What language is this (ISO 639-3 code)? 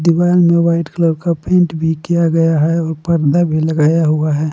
hin